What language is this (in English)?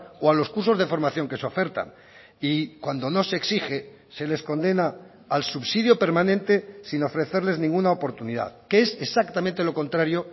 Spanish